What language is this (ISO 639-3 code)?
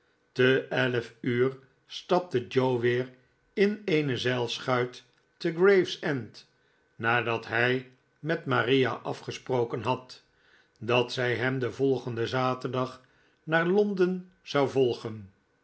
nld